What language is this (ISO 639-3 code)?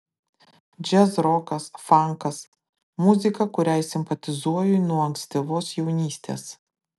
lit